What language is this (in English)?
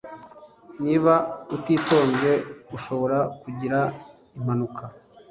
Kinyarwanda